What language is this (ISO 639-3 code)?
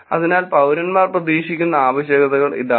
mal